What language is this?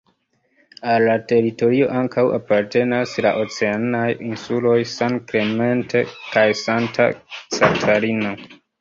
Esperanto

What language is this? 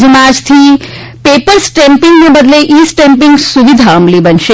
Gujarati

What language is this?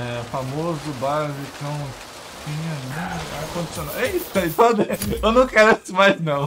Portuguese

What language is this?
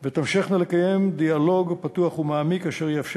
Hebrew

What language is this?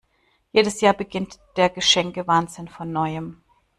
German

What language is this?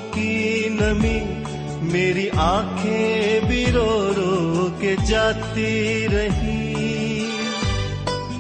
Urdu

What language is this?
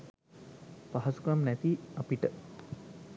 Sinhala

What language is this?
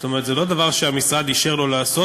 Hebrew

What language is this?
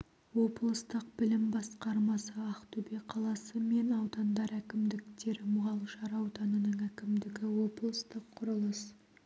Kazakh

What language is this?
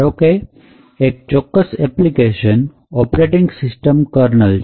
Gujarati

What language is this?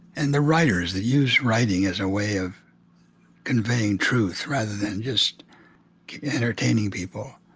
English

